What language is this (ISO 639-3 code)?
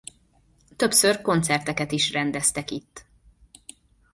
hun